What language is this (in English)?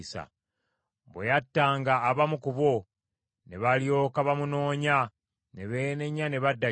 Ganda